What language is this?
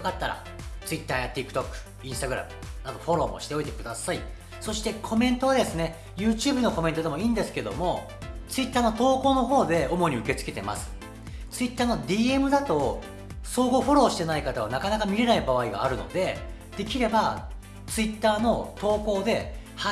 Japanese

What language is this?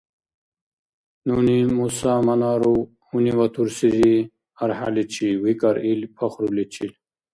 Dargwa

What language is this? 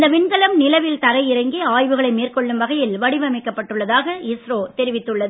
Tamil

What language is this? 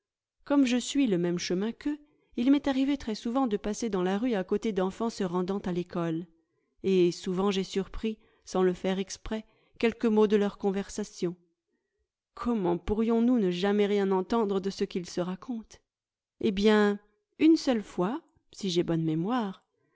French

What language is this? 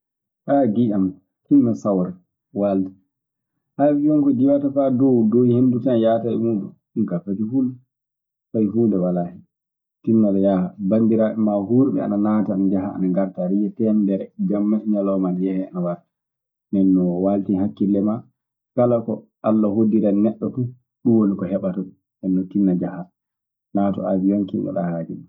Maasina Fulfulde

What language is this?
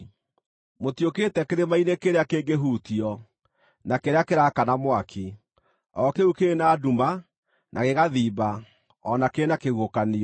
Kikuyu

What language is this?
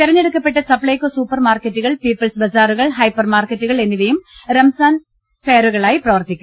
Malayalam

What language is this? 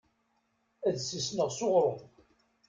Kabyle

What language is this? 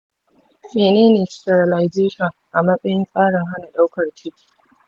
Hausa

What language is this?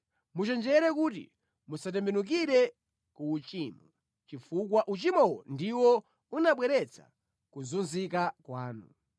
Nyanja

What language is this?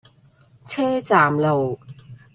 Cantonese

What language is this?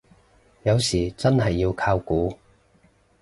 Cantonese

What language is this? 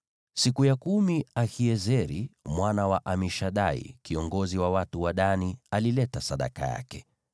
Swahili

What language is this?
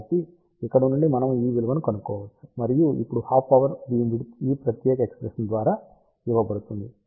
Telugu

